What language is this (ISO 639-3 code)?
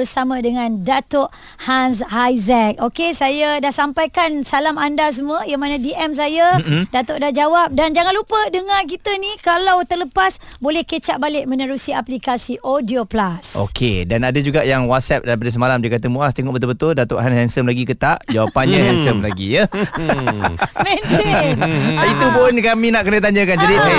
msa